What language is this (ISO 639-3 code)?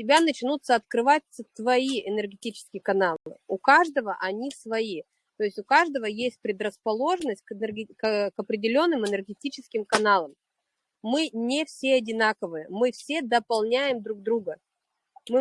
rus